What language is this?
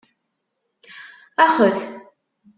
Kabyle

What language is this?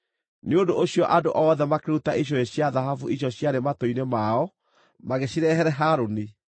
Kikuyu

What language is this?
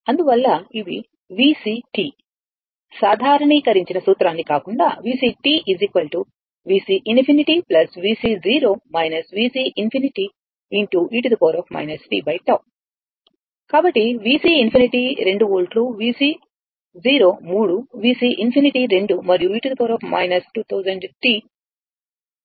Telugu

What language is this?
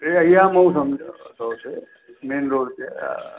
Sindhi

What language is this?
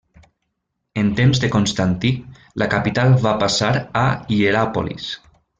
Catalan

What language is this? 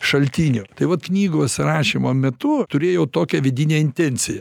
Lithuanian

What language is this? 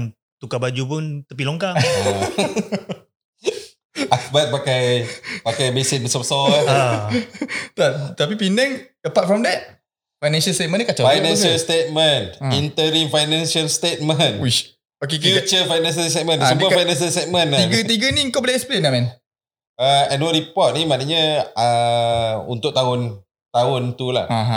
Malay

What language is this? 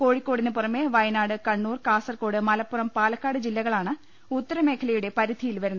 Malayalam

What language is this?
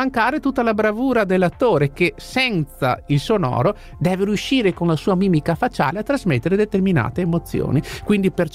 Italian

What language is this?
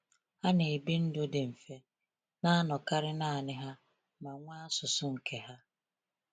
Igbo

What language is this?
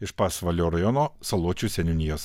Lithuanian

